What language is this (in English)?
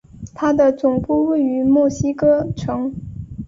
Chinese